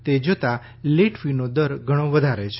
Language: Gujarati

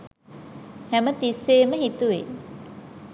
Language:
Sinhala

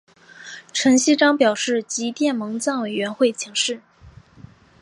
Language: Chinese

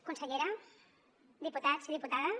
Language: Catalan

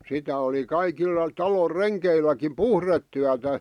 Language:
Finnish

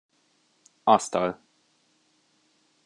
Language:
Hungarian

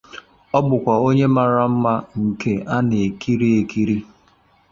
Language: Igbo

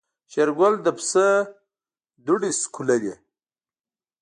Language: Pashto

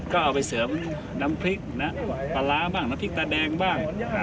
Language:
Thai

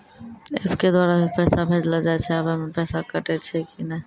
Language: Maithili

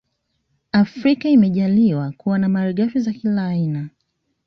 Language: Swahili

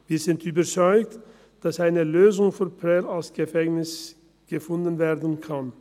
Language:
Swiss German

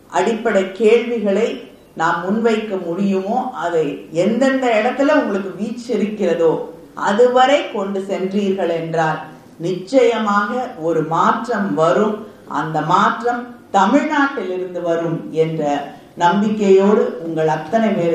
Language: Tamil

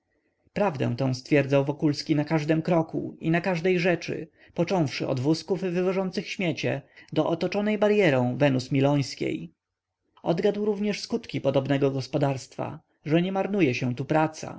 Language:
Polish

